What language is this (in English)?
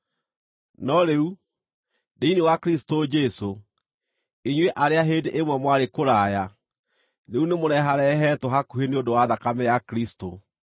Kikuyu